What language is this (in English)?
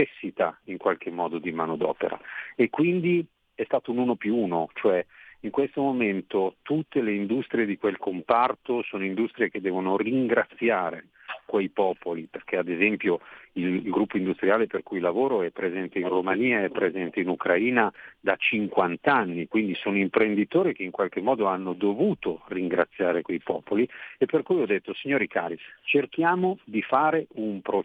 Italian